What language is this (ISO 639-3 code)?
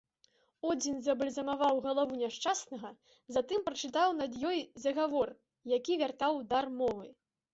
bel